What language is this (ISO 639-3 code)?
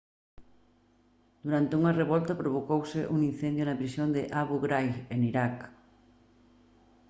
glg